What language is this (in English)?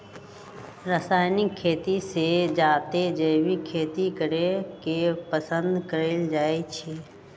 Magahi